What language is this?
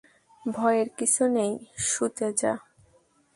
Bangla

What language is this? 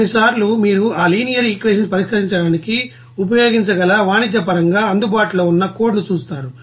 Telugu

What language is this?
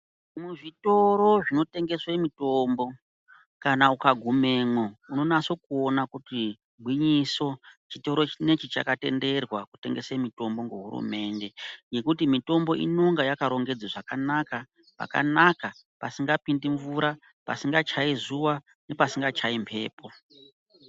Ndau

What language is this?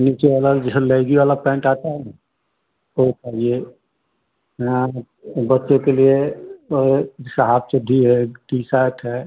Hindi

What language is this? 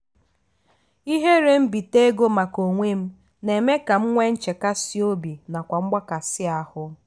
Igbo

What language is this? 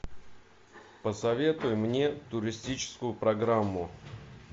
Russian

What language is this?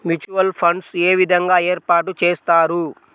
Telugu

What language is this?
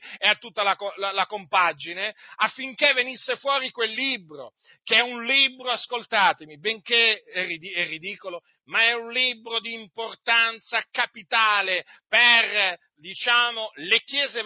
Italian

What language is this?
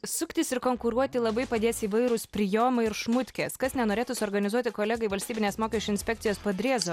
Lithuanian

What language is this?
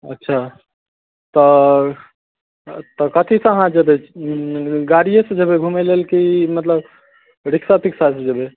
Maithili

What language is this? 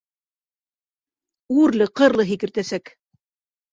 Bashkir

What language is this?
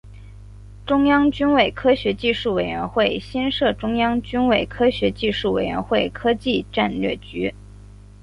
Chinese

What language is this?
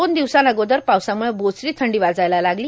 Marathi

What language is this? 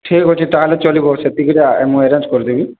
Odia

